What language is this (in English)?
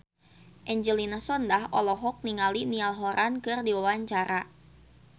Sundanese